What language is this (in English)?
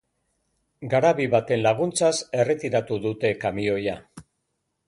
Basque